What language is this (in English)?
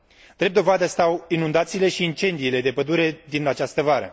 Romanian